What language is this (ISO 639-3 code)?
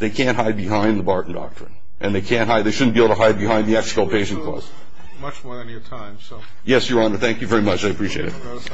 eng